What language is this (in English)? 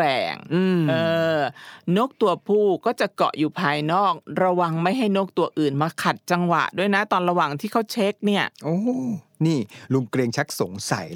Thai